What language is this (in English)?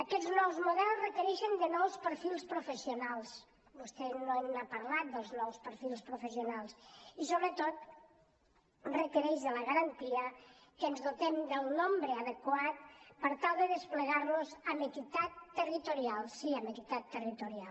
Catalan